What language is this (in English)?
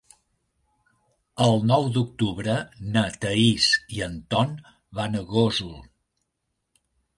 Catalan